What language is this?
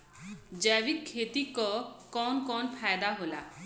Bhojpuri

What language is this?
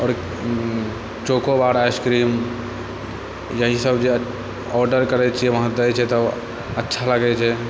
Maithili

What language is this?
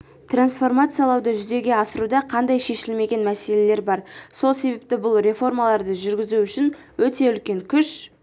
Kazakh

